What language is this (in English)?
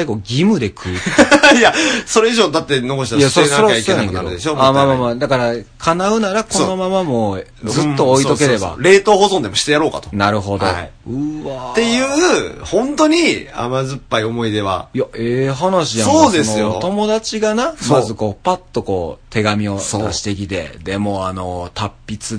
Japanese